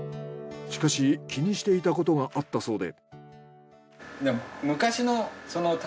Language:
Japanese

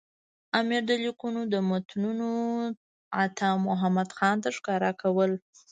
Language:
Pashto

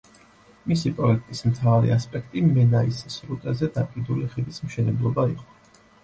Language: Georgian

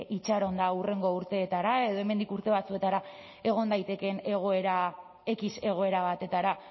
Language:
Basque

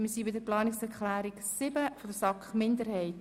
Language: Swiss German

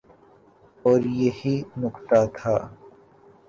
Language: Urdu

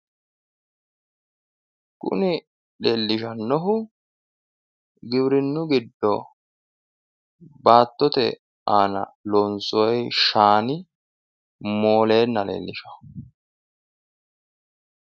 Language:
Sidamo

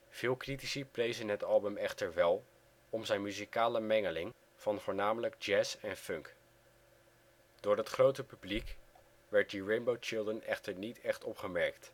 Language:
Dutch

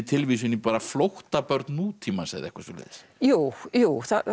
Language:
Icelandic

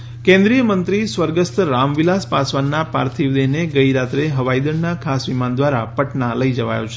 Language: Gujarati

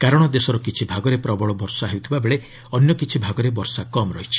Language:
Odia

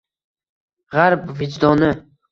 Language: Uzbek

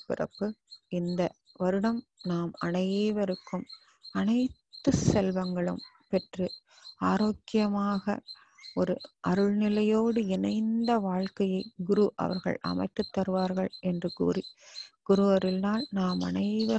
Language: Indonesian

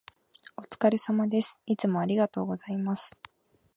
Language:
Japanese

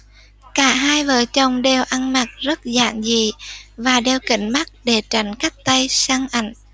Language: Vietnamese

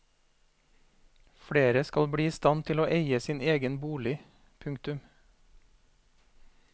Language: Norwegian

